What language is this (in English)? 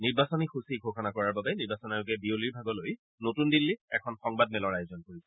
Assamese